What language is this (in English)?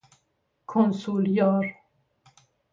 Persian